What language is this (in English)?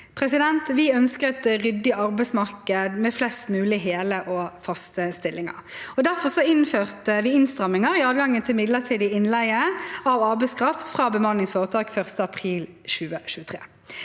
Norwegian